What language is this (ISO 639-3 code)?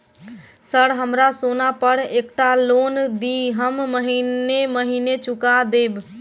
mai